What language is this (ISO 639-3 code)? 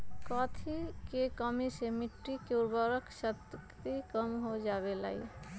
mag